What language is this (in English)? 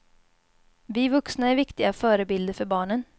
Swedish